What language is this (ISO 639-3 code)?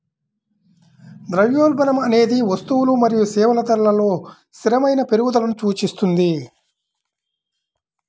tel